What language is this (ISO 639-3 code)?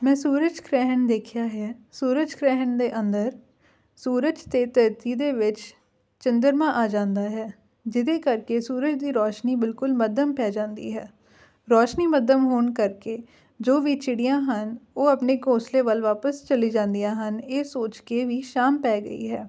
pan